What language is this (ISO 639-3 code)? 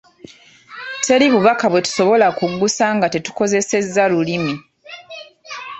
lug